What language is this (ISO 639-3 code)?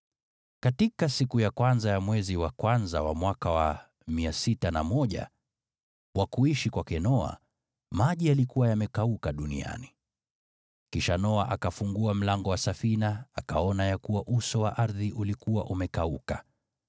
swa